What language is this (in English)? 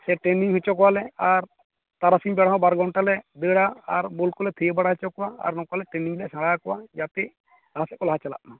Santali